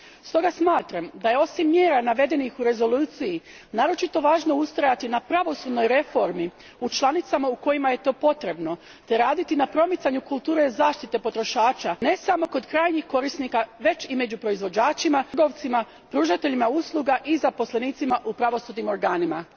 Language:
Croatian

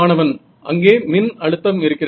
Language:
Tamil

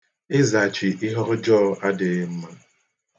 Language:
Igbo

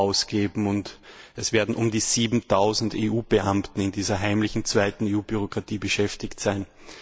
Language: German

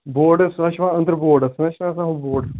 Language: Kashmiri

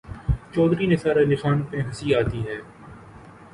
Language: Urdu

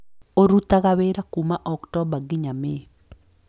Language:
Kikuyu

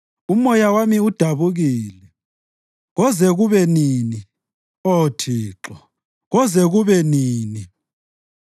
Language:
North Ndebele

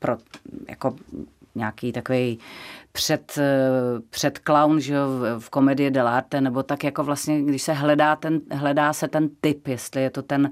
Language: Czech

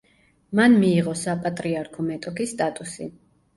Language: Georgian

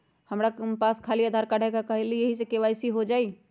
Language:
Magahi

